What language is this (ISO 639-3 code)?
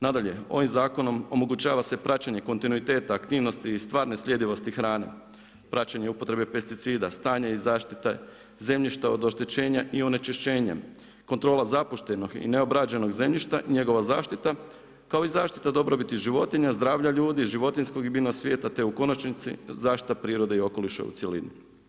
hrv